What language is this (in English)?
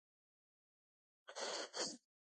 Pashto